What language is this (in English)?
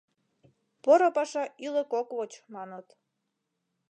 Mari